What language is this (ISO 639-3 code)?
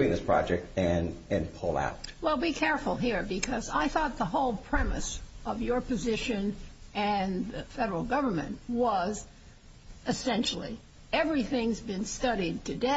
eng